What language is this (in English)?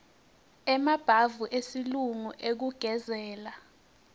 Swati